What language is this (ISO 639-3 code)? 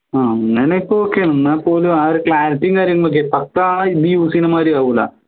mal